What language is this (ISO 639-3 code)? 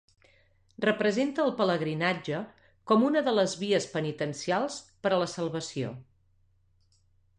cat